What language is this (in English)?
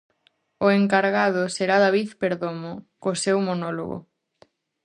Galician